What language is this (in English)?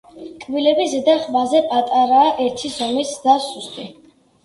Georgian